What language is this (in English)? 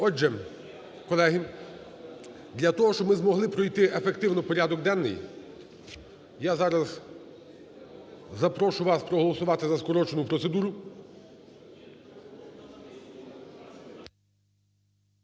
Ukrainian